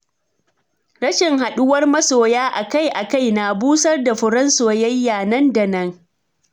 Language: Hausa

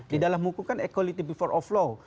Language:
Indonesian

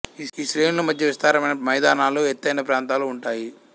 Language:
Telugu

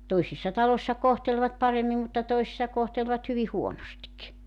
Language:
Finnish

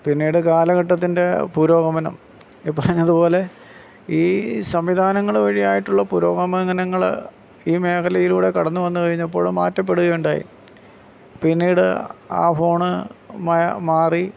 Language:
Malayalam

